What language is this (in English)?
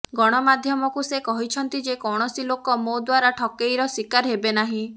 Odia